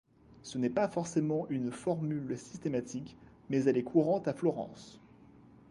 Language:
French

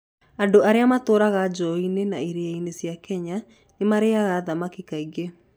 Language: Kikuyu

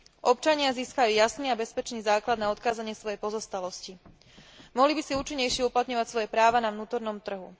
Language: Slovak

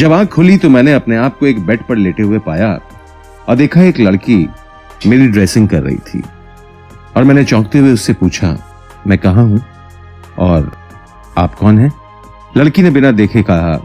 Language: Hindi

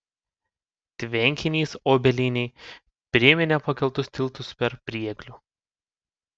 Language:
Lithuanian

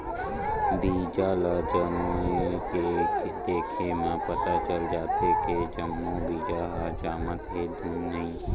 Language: Chhattisgarhi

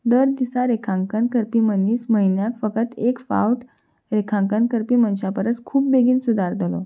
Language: Konkani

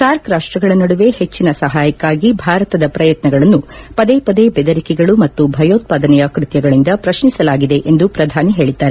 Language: Kannada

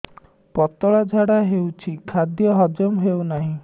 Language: Odia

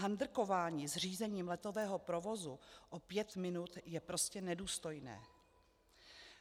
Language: Czech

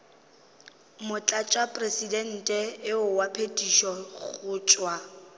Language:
Northern Sotho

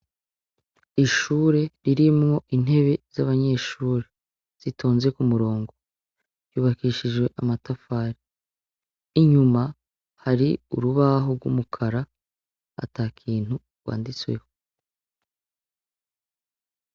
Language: Rundi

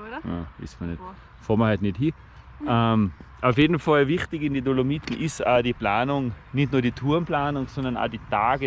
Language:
German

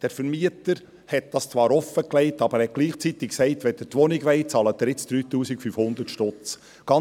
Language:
Swiss German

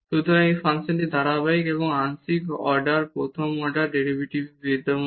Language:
Bangla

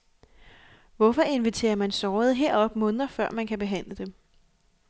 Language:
Danish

